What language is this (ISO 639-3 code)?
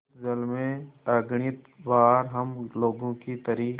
hin